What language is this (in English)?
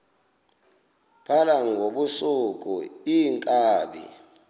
Xhosa